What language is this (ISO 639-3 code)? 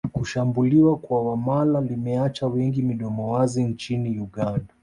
swa